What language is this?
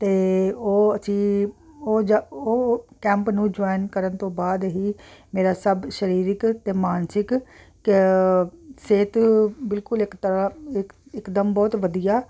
Punjabi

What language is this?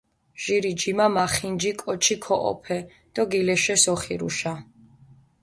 Mingrelian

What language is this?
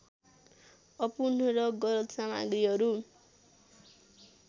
Nepali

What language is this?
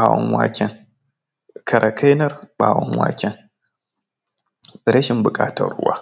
Hausa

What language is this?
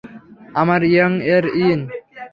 Bangla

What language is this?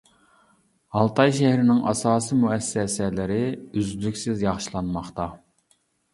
Uyghur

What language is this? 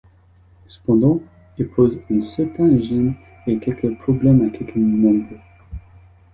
French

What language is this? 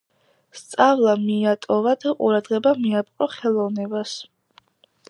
Georgian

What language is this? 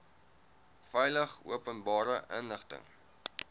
Afrikaans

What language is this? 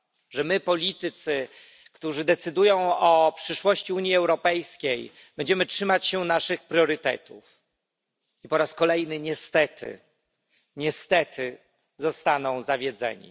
Polish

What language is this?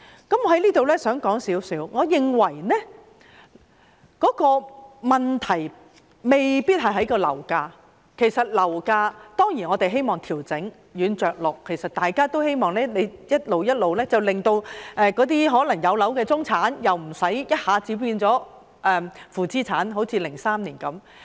Cantonese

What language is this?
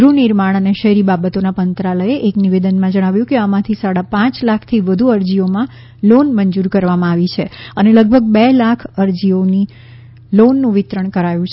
Gujarati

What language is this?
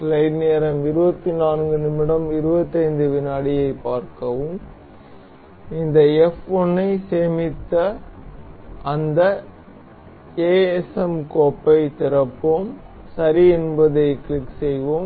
Tamil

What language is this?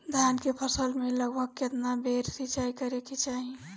Bhojpuri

